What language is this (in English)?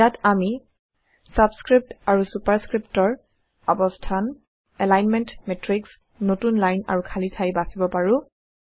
Assamese